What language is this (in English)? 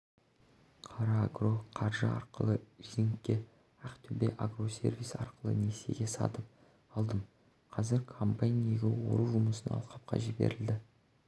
Kazakh